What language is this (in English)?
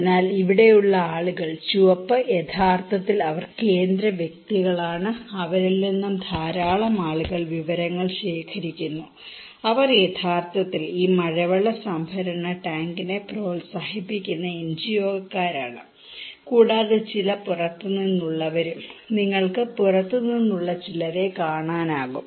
Malayalam